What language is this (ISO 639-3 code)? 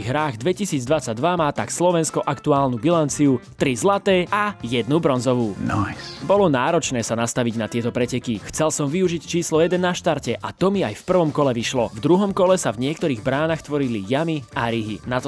slk